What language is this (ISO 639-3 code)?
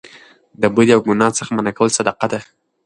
pus